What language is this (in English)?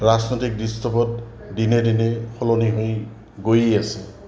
Assamese